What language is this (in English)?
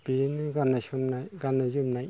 Bodo